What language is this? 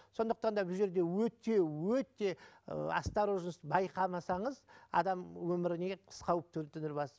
Kazakh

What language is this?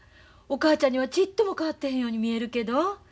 Japanese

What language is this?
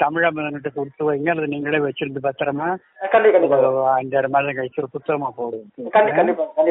Tamil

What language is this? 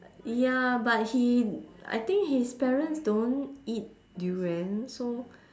English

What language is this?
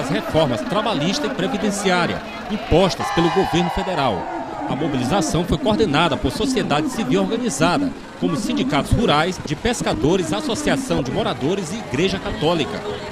Portuguese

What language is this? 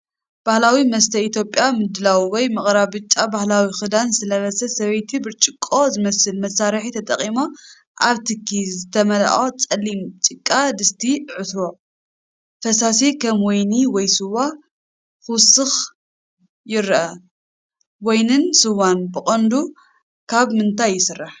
Tigrinya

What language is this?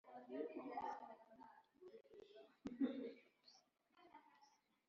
Kinyarwanda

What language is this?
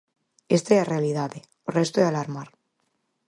Galician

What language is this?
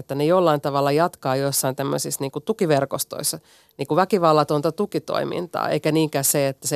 Finnish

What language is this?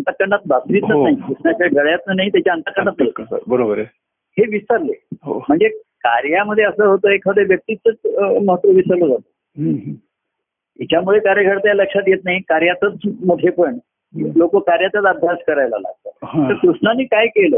Marathi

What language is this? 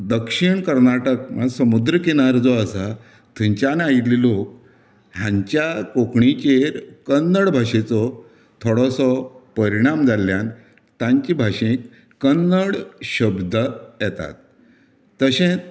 Konkani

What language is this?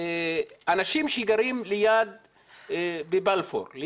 Hebrew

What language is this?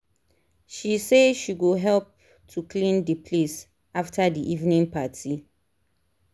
Nigerian Pidgin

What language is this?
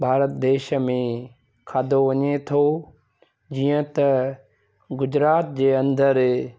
Sindhi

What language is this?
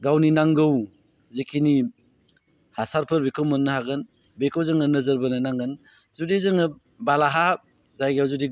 Bodo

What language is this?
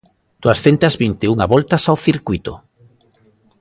Galician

